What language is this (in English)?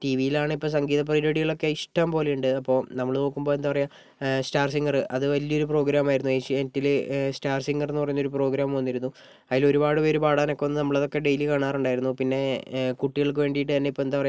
Malayalam